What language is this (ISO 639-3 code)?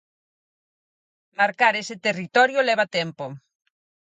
glg